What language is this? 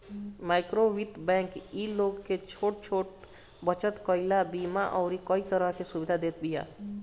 Bhojpuri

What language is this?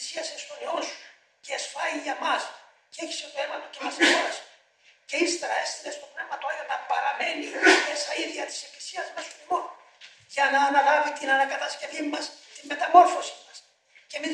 Greek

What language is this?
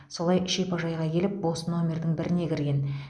Kazakh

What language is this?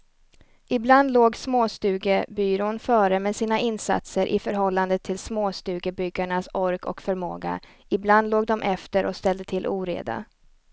Swedish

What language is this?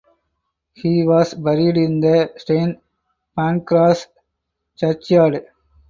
English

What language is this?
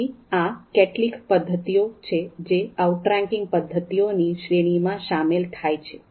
Gujarati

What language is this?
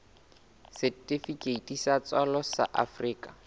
Southern Sotho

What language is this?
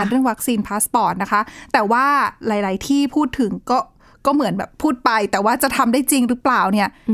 Thai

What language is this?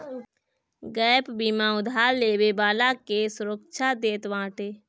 Bhojpuri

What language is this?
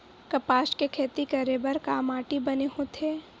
Chhattisgarhi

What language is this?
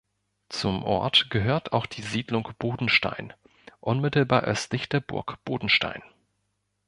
German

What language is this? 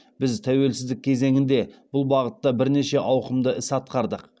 Kazakh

